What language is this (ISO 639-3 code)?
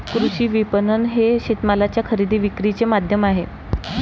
mar